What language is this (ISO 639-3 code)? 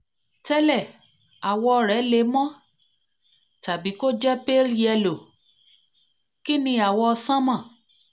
yor